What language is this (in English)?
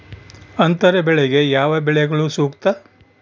Kannada